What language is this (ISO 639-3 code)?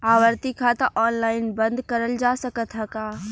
bho